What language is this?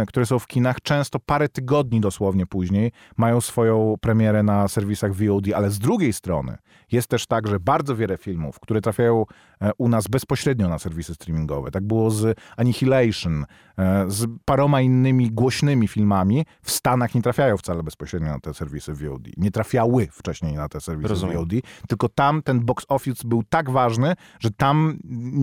Polish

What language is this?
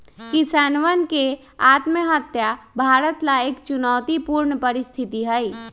Magahi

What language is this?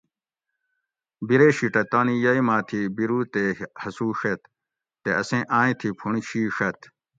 Gawri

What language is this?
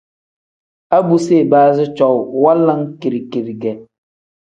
Tem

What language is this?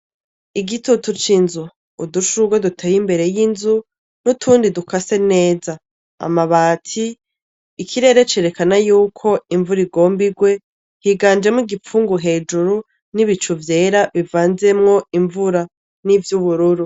Rundi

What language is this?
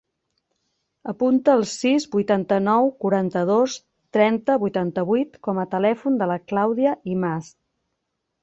Catalan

